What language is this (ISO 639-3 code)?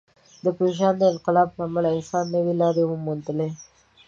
pus